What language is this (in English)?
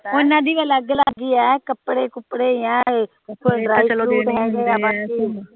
Punjabi